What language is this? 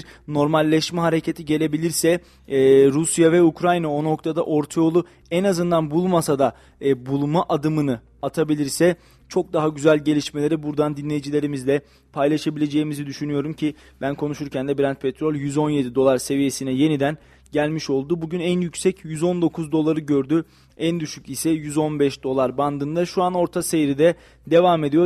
Turkish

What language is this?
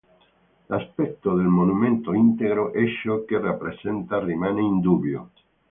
Italian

